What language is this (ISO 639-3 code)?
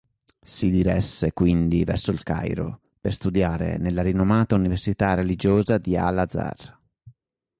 ita